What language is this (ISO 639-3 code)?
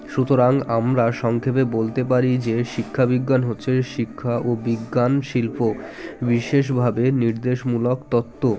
ben